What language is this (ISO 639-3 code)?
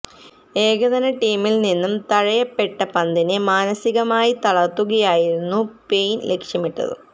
mal